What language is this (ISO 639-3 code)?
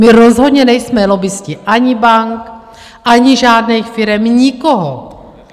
ces